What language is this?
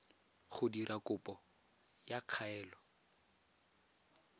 Tswana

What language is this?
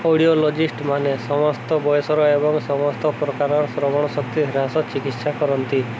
Odia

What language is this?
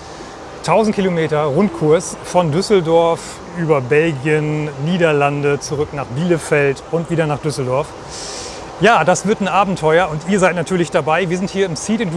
German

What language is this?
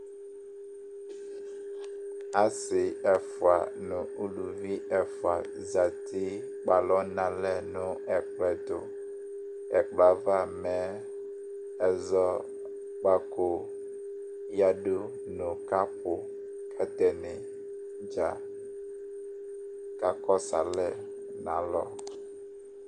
Ikposo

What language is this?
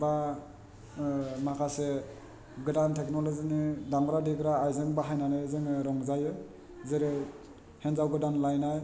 Bodo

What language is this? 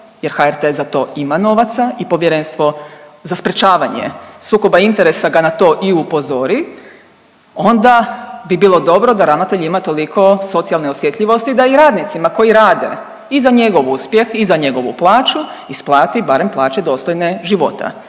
Croatian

